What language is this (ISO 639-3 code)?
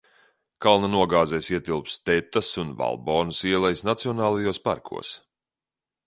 lav